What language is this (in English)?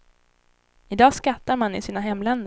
Swedish